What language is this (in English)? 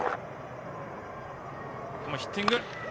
Japanese